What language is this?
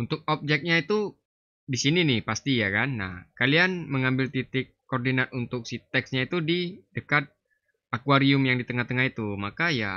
Indonesian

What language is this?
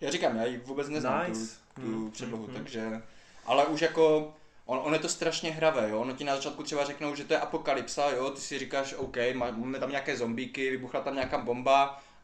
Czech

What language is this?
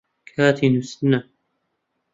Central Kurdish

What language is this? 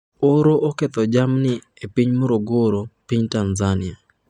Luo (Kenya and Tanzania)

